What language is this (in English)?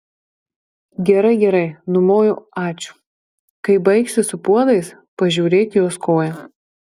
Lithuanian